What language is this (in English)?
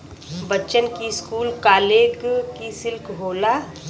Bhojpuri